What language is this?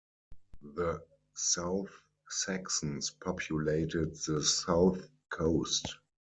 English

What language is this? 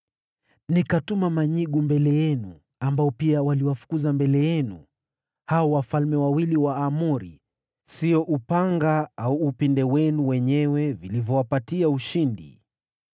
Swahili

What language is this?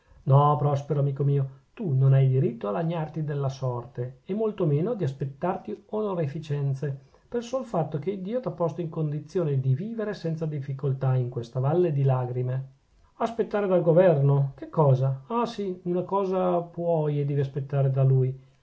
Italian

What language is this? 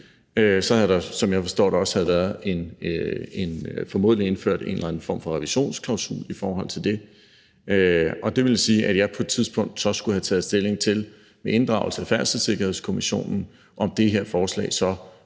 Danish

